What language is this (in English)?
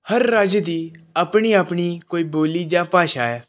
Punjabi